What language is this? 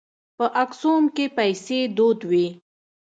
Pashto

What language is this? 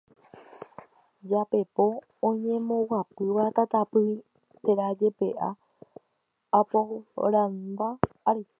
Guarani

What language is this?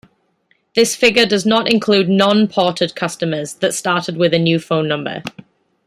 English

